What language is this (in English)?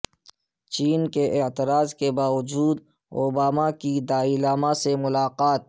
Urdu